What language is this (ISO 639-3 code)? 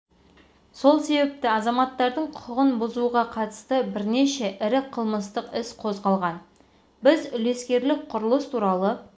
kaz